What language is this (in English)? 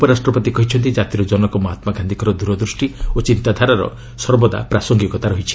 Odia